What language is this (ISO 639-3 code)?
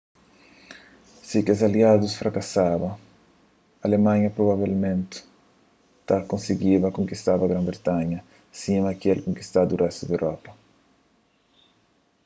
kea